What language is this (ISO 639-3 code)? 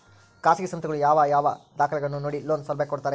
kan